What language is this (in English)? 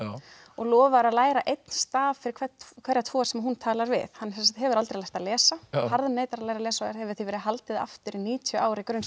Icelandic